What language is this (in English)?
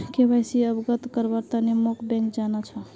Magahi